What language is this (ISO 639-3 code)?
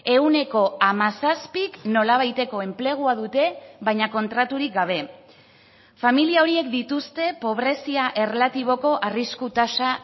eus